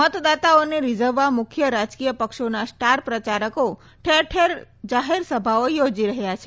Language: Gujarati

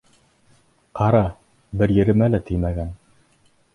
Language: Bashkir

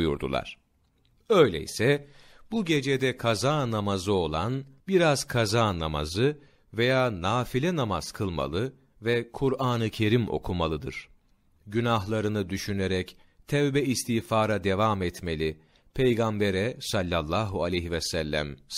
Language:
Turkish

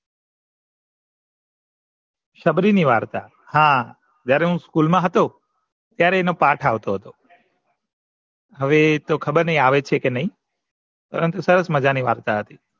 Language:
Gujarati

